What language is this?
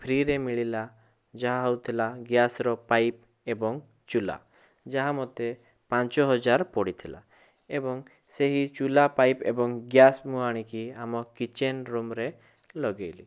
Odia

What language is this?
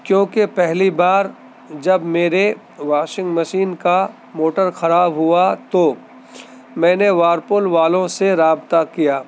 Urdu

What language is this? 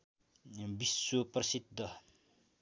Nepali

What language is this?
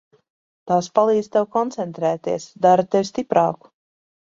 Latvian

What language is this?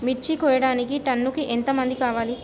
Telugu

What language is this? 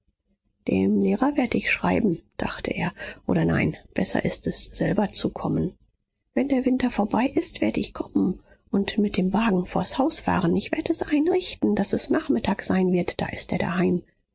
German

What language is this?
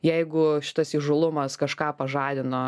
Lithuanian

